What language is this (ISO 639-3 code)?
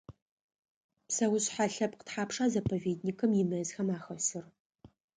ady